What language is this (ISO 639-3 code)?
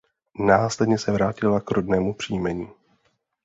ces